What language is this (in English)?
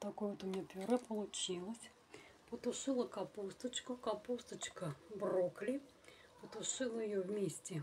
Russian